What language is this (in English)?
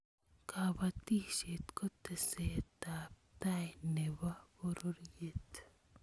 Kalenjin